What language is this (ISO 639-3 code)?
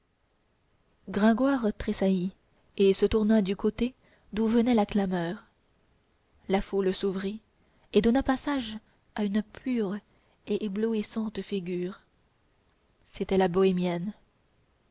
fra